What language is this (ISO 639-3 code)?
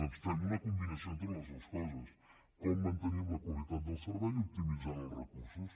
cat